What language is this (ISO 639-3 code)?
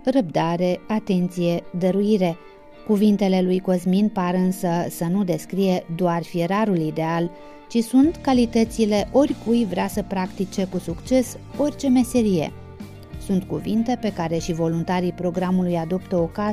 ron